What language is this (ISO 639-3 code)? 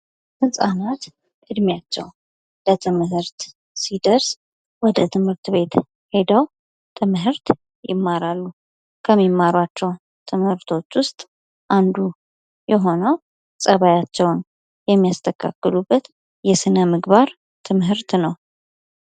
amh